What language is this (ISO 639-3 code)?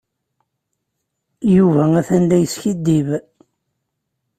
kab